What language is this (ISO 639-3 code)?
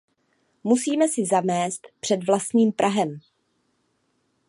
ces